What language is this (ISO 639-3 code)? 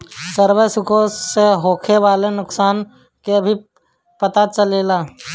bho